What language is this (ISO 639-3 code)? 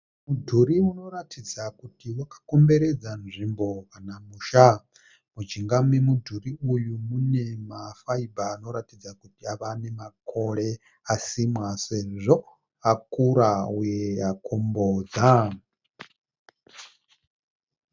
sna